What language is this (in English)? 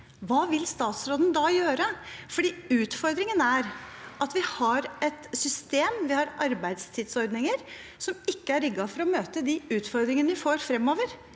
Norwegian